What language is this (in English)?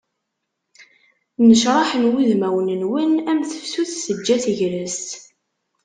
Kabyle